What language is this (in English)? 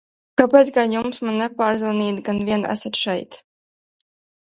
Latvian